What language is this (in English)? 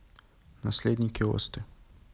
Russian